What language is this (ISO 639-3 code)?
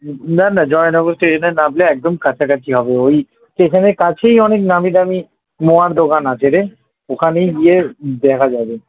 ben